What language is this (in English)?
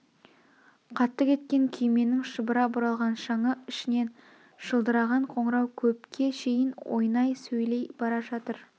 Kazakh